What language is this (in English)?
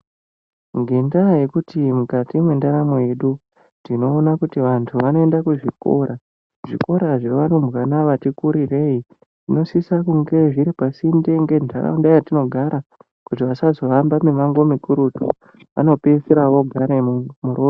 Ndau